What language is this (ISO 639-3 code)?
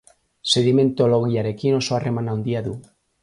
eus